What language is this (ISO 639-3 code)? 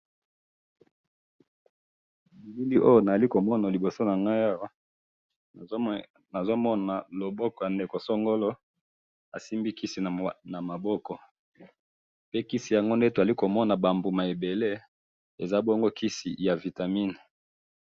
lin